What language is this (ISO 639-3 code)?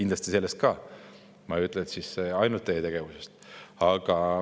est